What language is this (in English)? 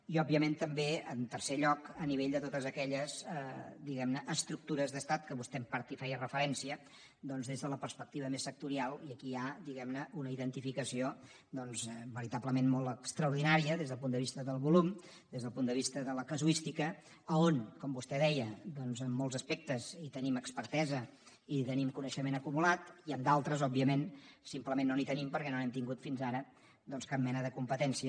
Catalan